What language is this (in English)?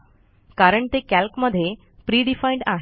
Marathi